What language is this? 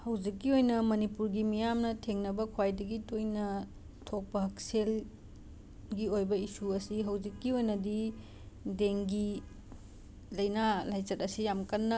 Manipuri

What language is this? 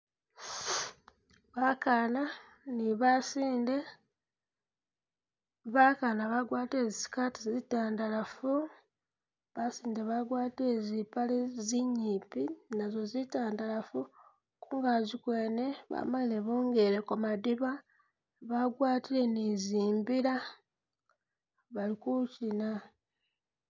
Masaaba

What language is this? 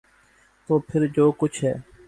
Urdu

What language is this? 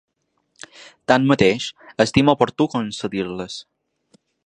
Catalan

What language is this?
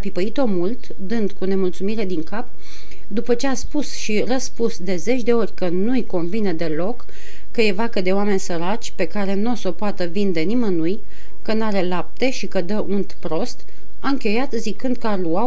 Romanian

